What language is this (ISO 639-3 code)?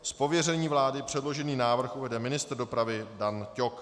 ces